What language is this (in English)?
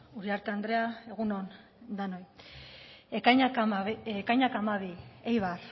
Basque